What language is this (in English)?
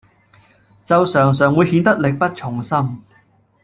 Cantonese